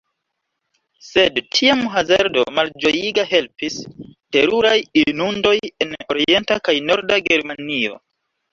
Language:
Esperanto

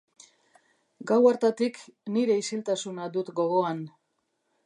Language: Basque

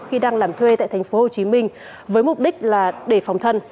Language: Vietnamese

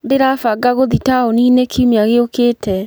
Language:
Kikuyu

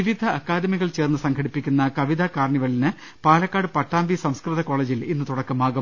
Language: Malayalam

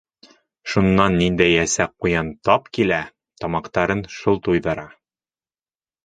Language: Bashkir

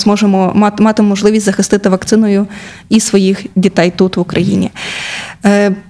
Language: Ukrainian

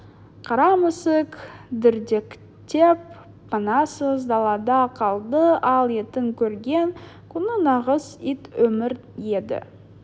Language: Kazakh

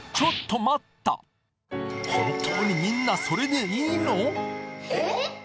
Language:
Japanese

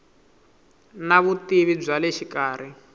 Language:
Tsonga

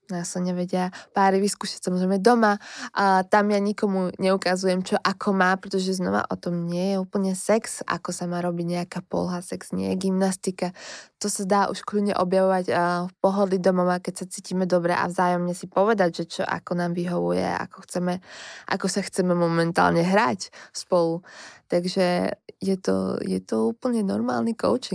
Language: Slovak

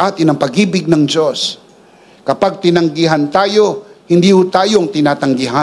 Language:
Filipino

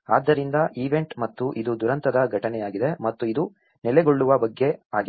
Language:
Kannada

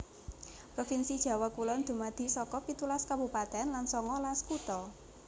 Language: Javanese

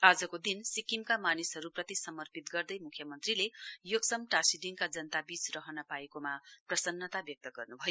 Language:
Nepali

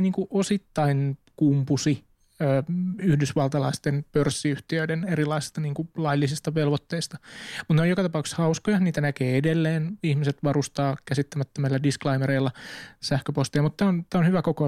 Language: Finnish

